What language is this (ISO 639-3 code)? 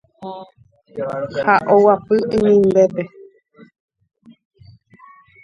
grn